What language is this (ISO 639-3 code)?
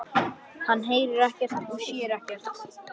isl